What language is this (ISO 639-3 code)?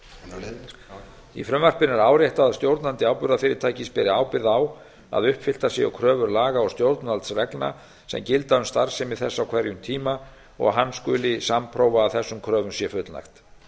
isl